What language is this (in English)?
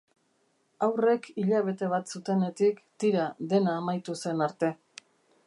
Basque